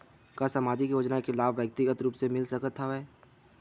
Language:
Chhattisgarhi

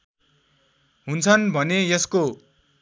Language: Nepali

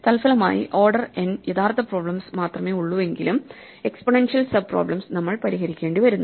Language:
Malayalam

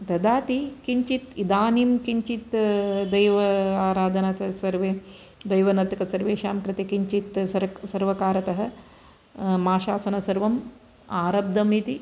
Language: Sanskrit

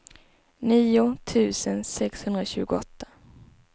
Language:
Swedish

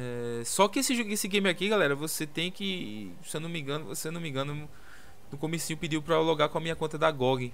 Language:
Portuguese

